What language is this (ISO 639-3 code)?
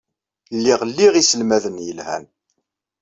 kab